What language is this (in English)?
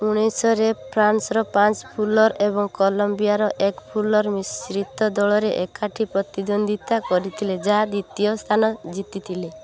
Odia